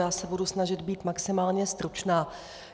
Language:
Czech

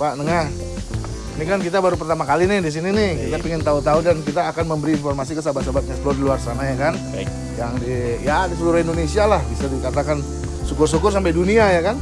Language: Indonesian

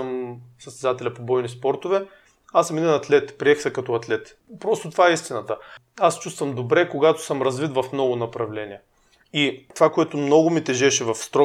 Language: Bulgarian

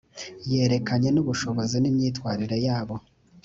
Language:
Kinyarwanda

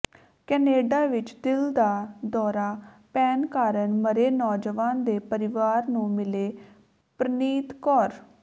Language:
Punjabi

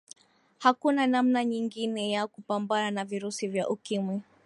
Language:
Swahili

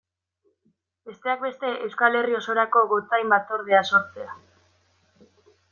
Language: Basque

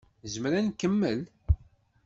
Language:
Kabyle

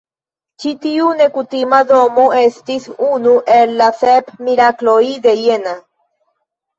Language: Esperanto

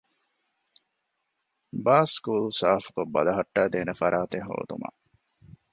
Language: Divehi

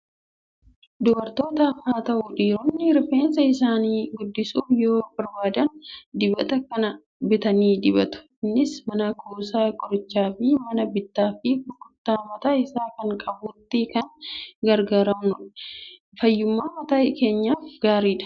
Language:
Oromo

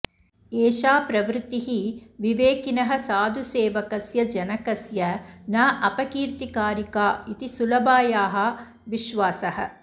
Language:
Sanskrit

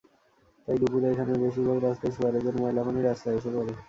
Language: Bangla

